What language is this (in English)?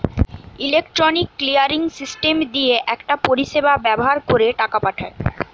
Bangla